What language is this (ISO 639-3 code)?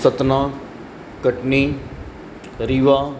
snd